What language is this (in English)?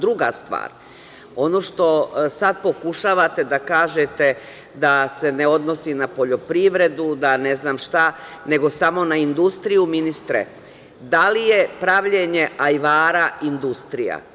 Serbian